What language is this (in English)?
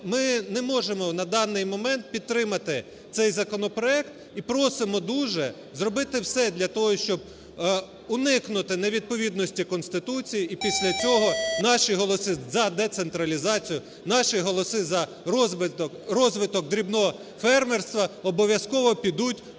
Ukrainian